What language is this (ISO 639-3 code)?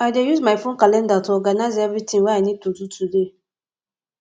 pcm